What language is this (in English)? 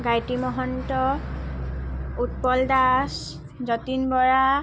Assamese